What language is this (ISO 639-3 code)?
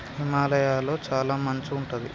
tel